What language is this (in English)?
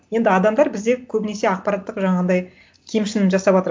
Kazakh